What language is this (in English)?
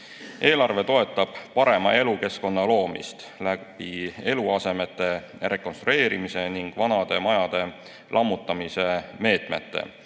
Estonian